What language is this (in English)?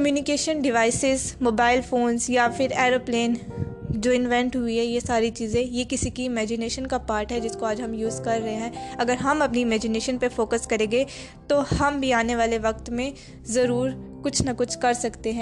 Urdu